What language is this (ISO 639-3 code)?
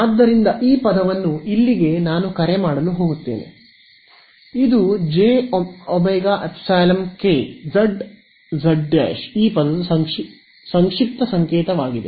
kan